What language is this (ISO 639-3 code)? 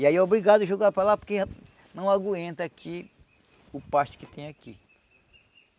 por